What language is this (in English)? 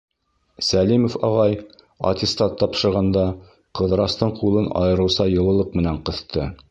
Bashkir